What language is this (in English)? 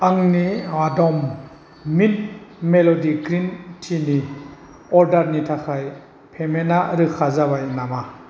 Bodo